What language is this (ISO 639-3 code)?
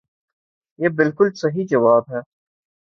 urd